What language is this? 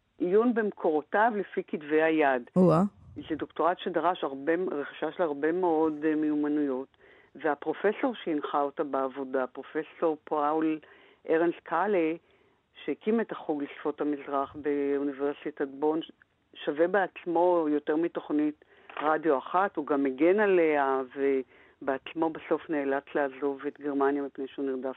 Hebrew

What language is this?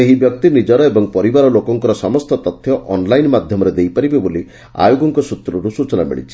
Odia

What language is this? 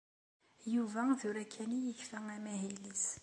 Kabyle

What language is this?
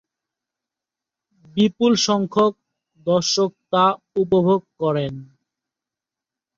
Bangla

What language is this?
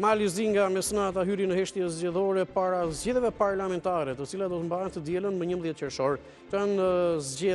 Romanian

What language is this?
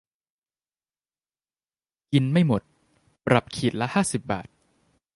Thai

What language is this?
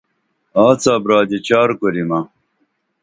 Dameli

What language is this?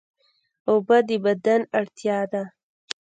Pashto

